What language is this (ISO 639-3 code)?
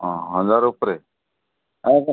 ori